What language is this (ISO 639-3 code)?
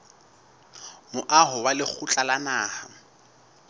sot